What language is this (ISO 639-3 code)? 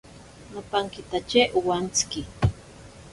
prq